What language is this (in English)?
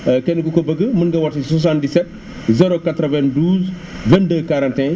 Wolof